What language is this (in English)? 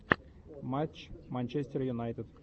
Russian